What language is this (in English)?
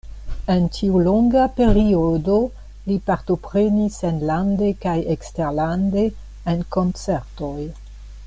Esperanto